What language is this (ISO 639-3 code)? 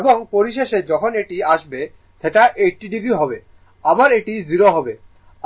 ben